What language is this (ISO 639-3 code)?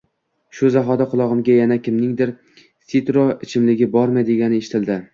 uzb